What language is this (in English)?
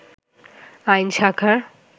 Bangla